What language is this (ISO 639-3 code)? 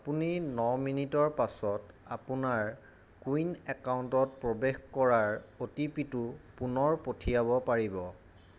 asm